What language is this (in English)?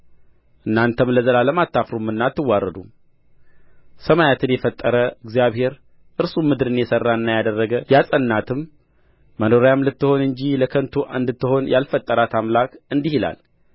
Amharic